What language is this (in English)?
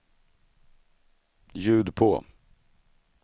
Swedish